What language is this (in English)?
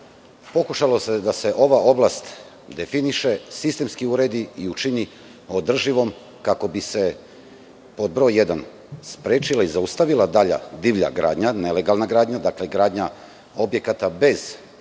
Serbian